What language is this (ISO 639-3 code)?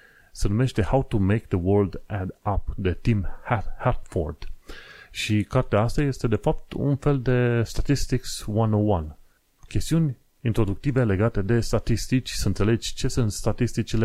ron